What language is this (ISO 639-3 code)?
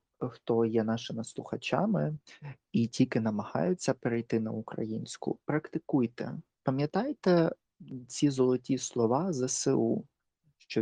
ukr